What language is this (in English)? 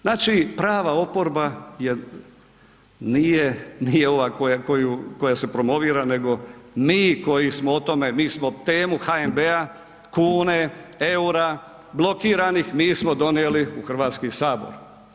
Croatian